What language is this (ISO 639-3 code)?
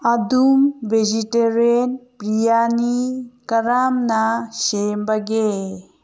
mni